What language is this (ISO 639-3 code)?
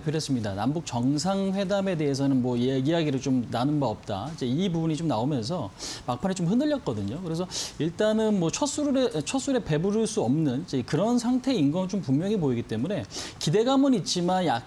kor